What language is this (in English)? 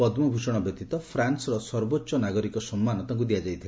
Odia